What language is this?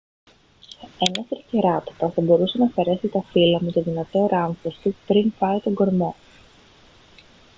Greek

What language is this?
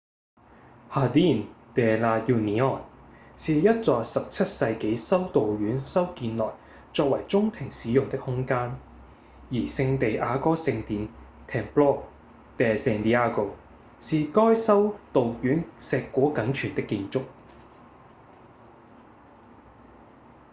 Cantonese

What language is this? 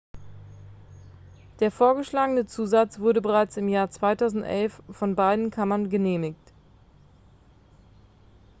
German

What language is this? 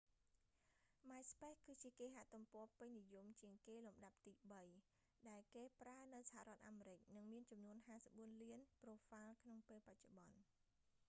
Khmer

